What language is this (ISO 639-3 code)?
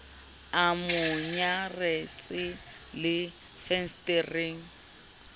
sot